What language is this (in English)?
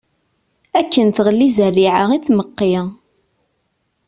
Kabyle